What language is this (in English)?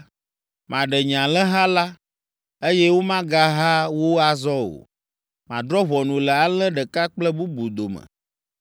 Ewe